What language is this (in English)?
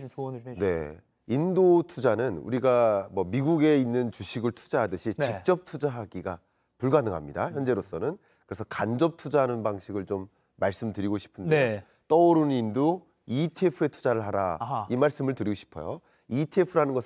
Korean